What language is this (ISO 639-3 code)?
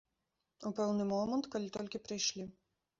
bel